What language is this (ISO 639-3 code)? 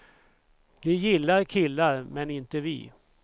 swe